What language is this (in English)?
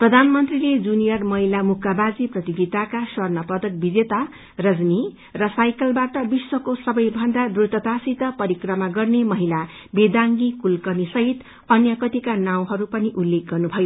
Nepali